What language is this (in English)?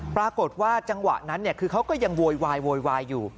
Thai